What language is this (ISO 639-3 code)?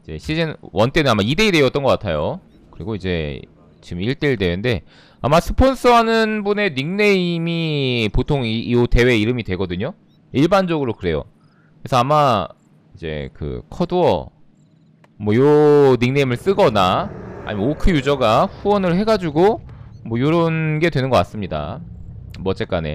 kor